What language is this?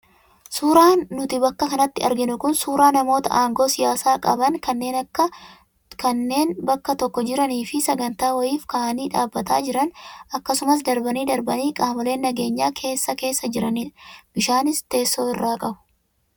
Oromo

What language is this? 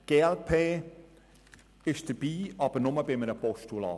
Swiss German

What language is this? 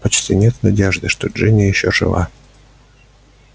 Russian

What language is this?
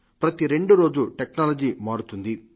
Telugu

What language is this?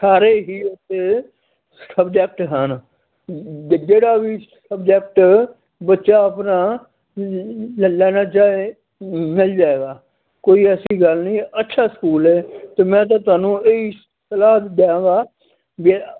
Punjabi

